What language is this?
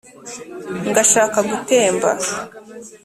Kinyarwanda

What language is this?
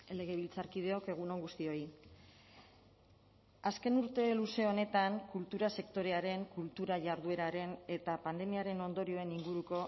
Basque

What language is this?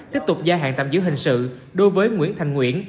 Vietnamese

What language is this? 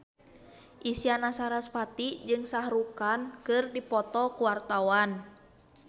Sundanese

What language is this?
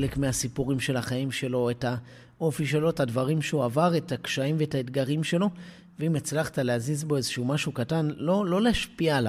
Hebrew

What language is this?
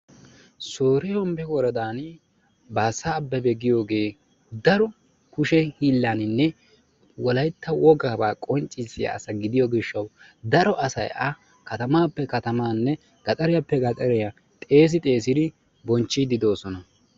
Wolaytta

